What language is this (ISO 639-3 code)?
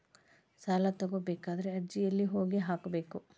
kan